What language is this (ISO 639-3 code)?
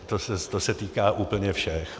ces